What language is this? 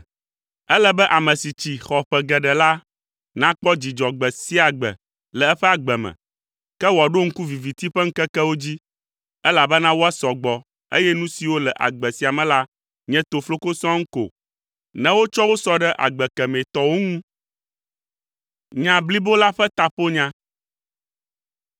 Ewe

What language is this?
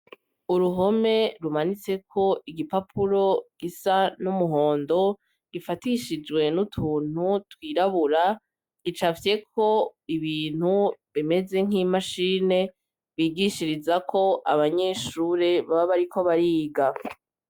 Rundi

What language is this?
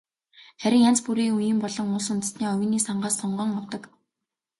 Mongolian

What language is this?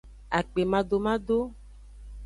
Aja (Benin)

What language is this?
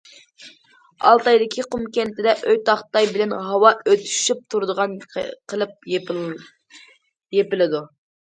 Uyghur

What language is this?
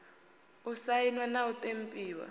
Venda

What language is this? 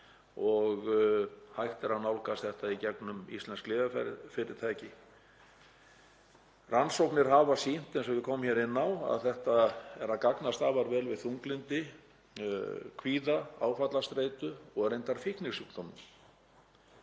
Icelandic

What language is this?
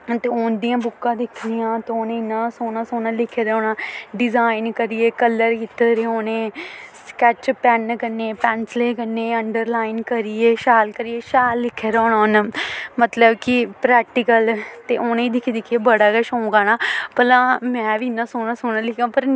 Dogri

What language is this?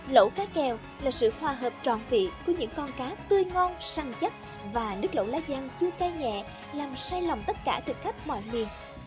Vietnamese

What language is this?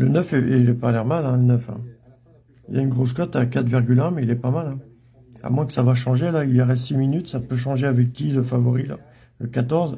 French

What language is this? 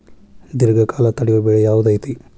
Kannada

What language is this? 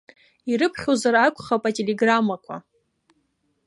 Abkhazian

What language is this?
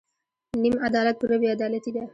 Pashto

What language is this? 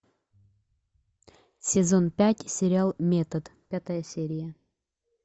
Russian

